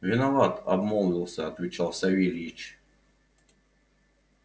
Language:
Russian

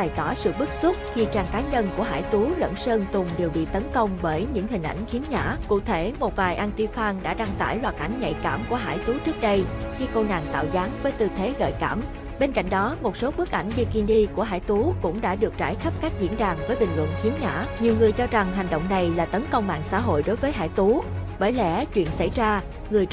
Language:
Vietnamese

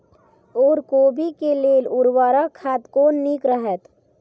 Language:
Maithili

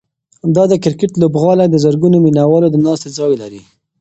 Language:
Pashto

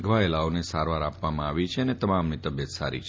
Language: Gujarati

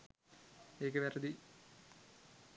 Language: Sinhala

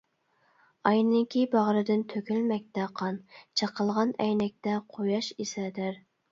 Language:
Uyghur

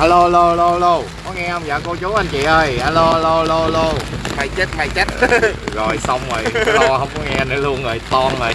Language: Vietnamese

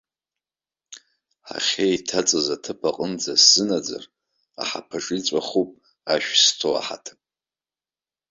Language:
Abkhazian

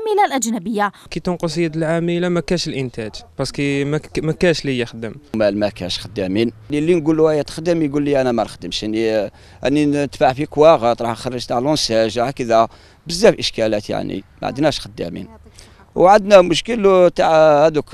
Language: Arabic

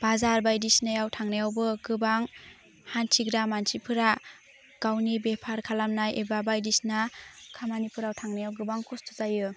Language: Bodo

